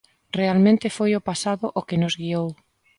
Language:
Galician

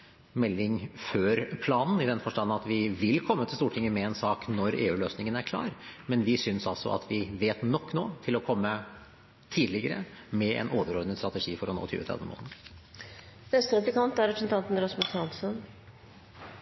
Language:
Norwegian Bokmål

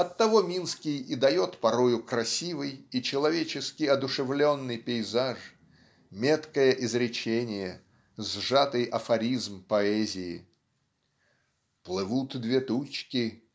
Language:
Russian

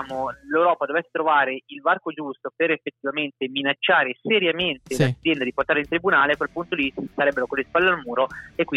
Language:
Italian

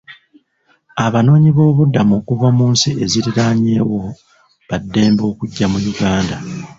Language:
Ganda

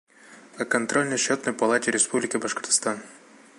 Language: Bashkir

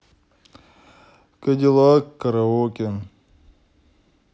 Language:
Russian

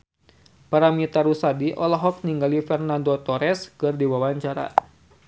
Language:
Sundanese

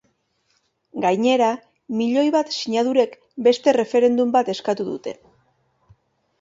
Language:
Basque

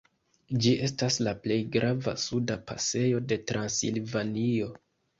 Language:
Esperanto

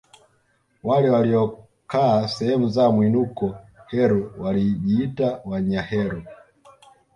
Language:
Swahili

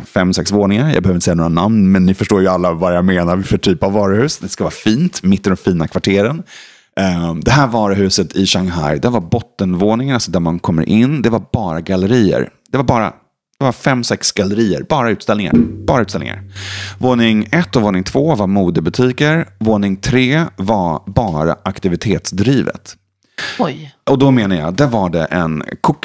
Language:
Swedish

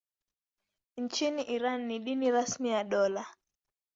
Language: Swahili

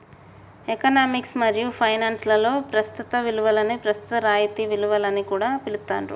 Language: Telugu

